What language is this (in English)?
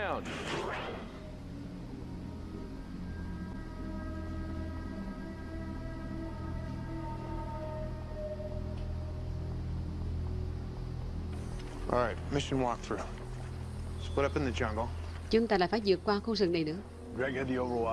Vietnamese